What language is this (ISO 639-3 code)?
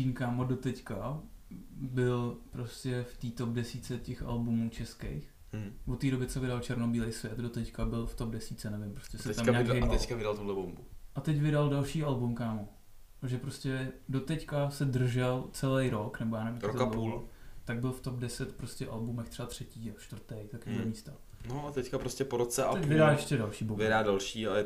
ces